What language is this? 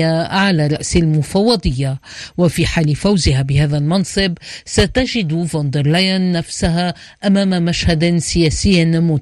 Arabic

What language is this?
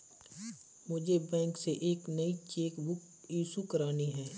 Hindi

